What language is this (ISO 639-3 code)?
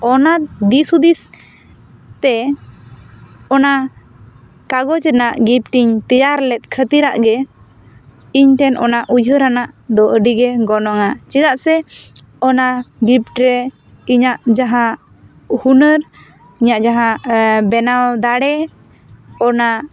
sat